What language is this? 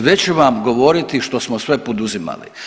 Croatian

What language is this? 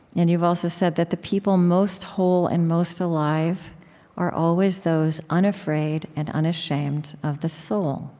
English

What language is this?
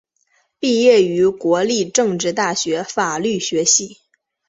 Chinese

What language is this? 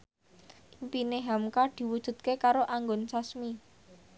Javanese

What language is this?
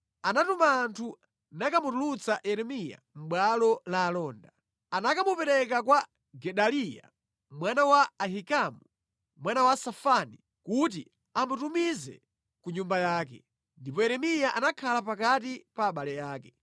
Nyanja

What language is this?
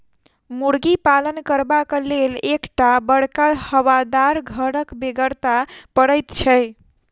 Maithili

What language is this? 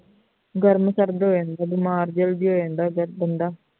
Punjabi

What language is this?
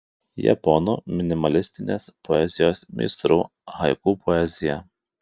Lithuanian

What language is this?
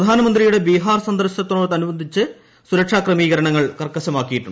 Malayalam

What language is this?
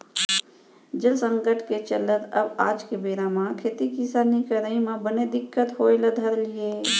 Chhattisgarhi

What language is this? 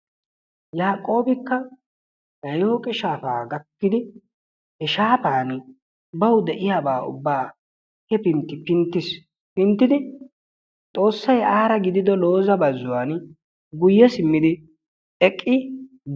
Wolaytta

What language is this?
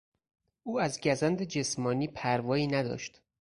Persian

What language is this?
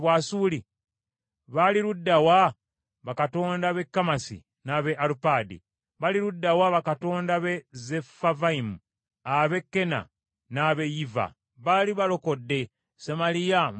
Ganda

